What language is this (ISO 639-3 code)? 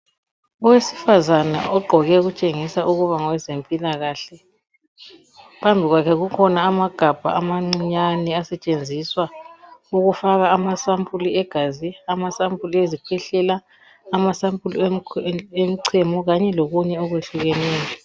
nde